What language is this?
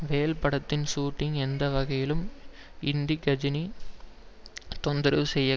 Tamil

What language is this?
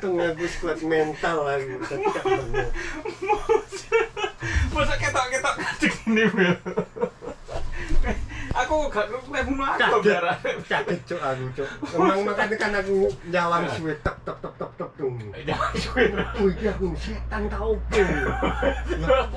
Indonesian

